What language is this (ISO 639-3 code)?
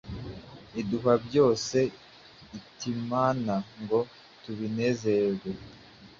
kin